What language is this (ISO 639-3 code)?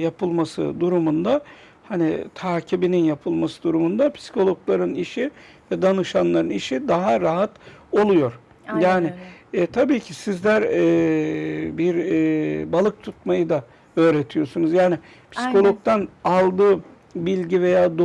tur